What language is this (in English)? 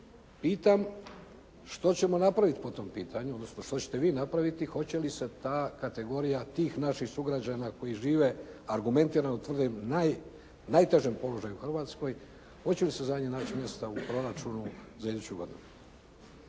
Croatian